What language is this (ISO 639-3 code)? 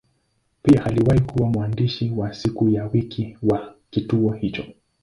swa